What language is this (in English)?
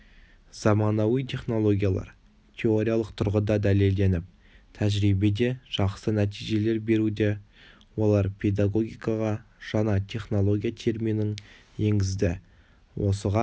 Kazakh